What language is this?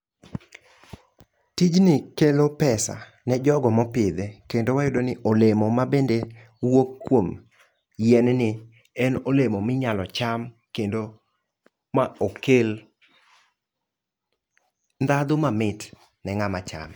Luo (Kenya and Tanzania)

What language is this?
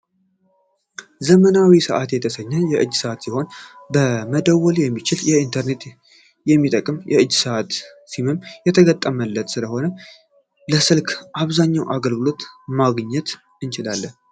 Amharic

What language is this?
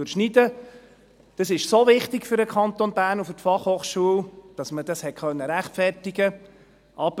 Swiss German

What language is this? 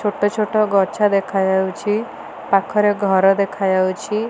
Odia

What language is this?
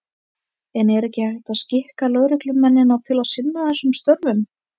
Icelandic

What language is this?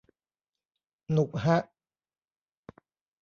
Thai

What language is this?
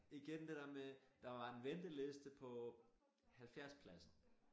Danish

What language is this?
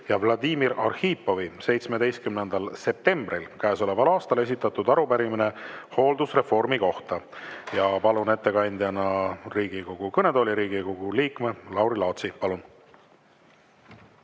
Estonian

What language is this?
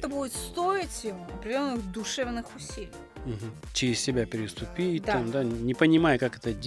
Russian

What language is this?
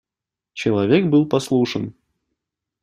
Russian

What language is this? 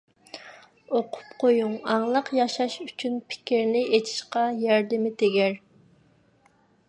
Uyghur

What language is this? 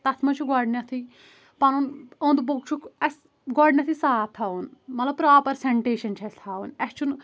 Kashmiri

